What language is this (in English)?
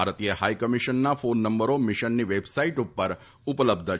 Gujarati